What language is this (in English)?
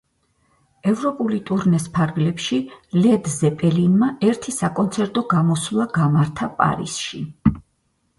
Georgian